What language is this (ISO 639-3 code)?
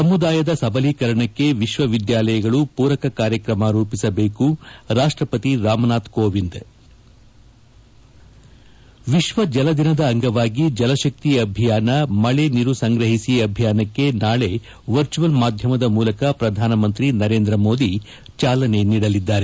kan